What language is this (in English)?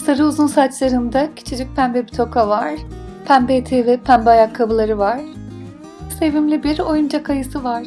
Turkish